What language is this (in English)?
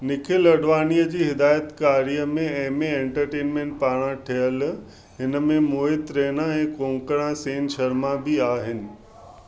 Sindhi